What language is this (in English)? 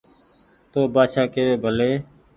Goaria